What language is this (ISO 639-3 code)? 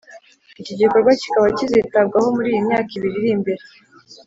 kin